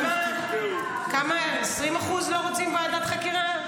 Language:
Hebrew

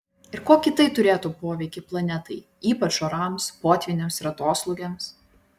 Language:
Lithuanian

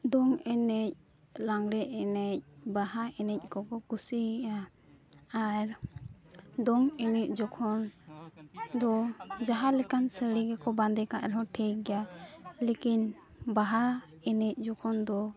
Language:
Santali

